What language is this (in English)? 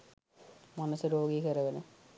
Sinhala